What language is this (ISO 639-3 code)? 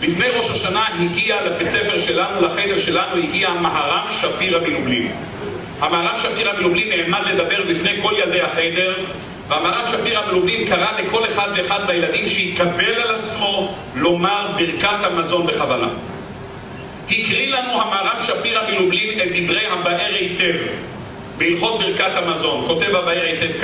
heb